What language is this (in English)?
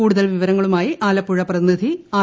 Malayalam